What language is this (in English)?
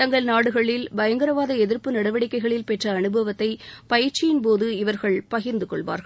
Tamil